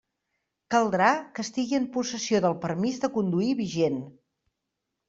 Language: Catalan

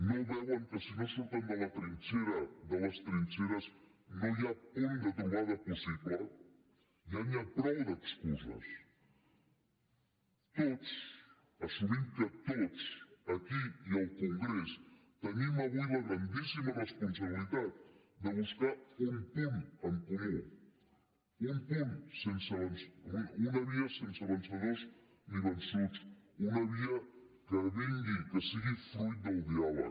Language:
Catalan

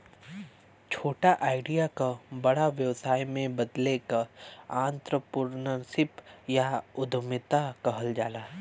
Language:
Bhojpuri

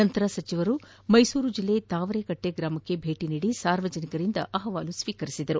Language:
Kannada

